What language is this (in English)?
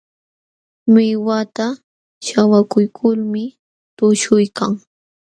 Jauja Wanca Quechua